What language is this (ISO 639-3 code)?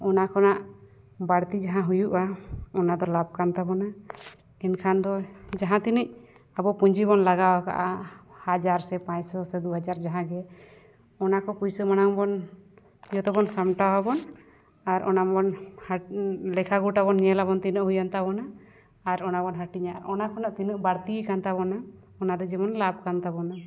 sat